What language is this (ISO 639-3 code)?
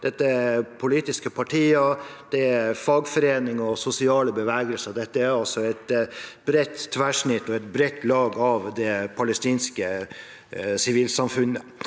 nor